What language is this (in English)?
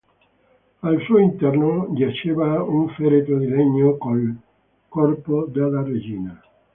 Italian